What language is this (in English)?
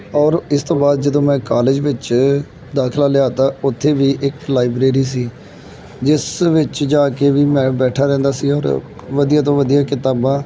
Punjabi